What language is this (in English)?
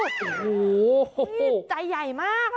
Thai